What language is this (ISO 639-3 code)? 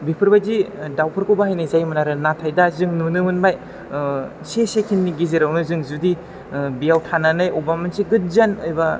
brx